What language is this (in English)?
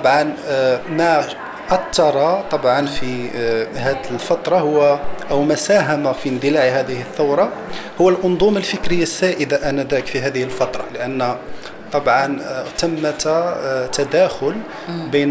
Arabic